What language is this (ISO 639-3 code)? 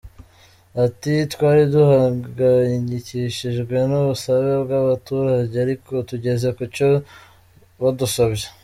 kin